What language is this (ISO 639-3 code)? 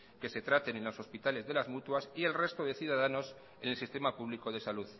spa